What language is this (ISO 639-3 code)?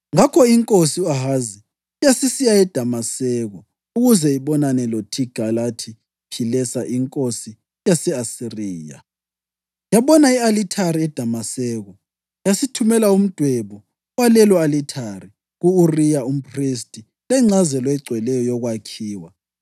nde